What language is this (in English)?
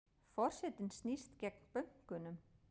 Icelandic